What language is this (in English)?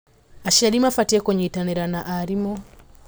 Kikuyu